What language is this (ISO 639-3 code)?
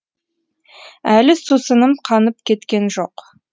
kaz